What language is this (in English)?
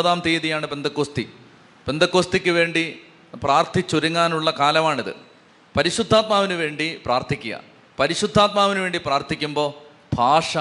Malayalam